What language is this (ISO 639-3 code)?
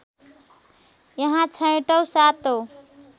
nep